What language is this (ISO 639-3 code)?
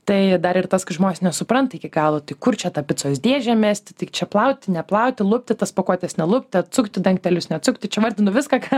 lit